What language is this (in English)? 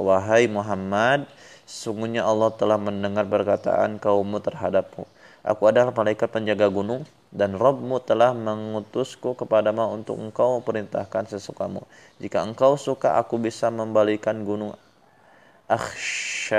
Indonesian